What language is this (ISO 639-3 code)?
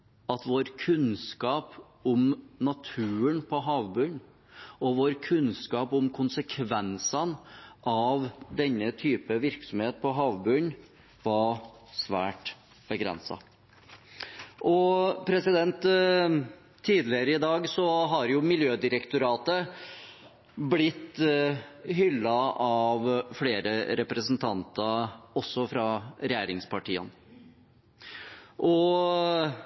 nob